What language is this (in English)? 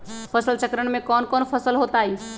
Magahi